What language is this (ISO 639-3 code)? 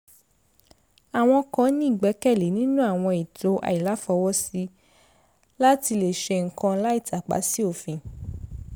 yor